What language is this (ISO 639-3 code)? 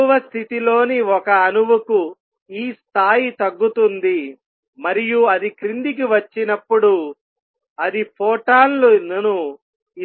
tel